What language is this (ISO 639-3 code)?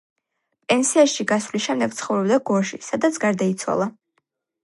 kat